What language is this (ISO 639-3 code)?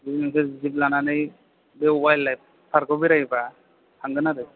brx